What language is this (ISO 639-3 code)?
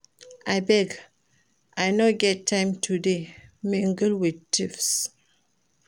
pcm